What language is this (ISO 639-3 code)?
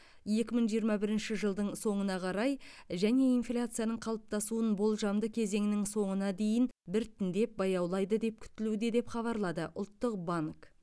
kaz